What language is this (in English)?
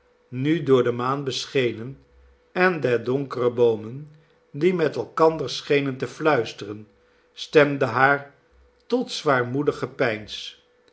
Dutch